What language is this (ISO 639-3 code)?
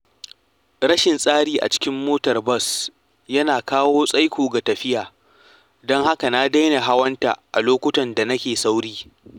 hau